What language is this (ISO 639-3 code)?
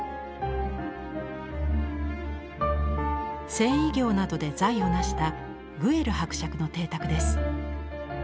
jpn